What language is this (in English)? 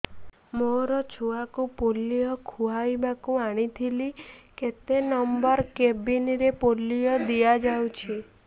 Odia